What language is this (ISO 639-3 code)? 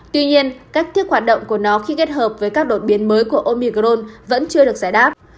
vie